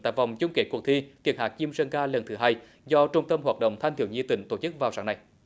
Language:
Vietnamese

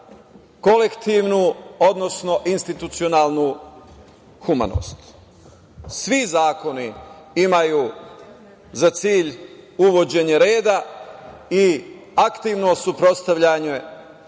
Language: Serbian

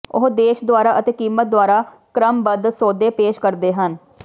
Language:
Punjabi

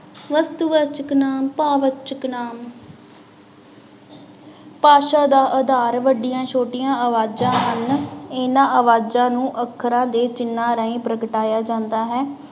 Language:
Punjabi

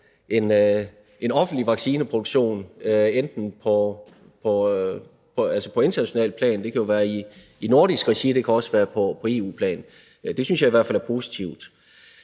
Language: Danish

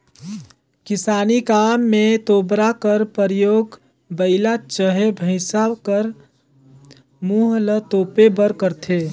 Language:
Chhattisgarhi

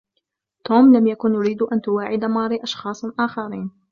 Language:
Arabic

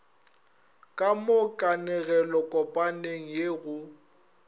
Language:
Northern Sotho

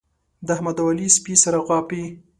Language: Pashto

